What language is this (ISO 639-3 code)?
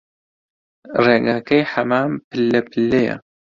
ckb